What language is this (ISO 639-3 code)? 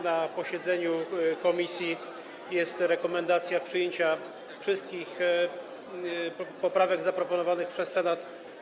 pol